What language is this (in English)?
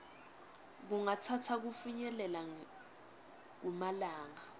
Swati